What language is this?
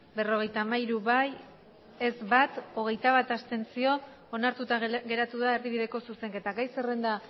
Basque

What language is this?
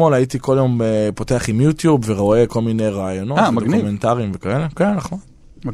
Hebrew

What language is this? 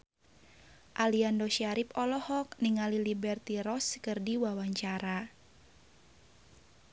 Sundanese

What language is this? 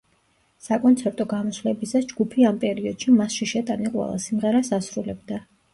Georgian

